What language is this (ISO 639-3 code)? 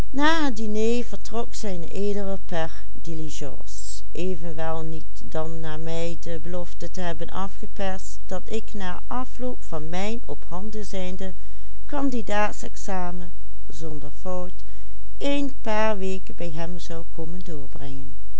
nld